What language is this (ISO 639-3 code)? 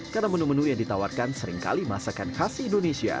ind